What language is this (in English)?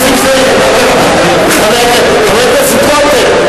Hebrew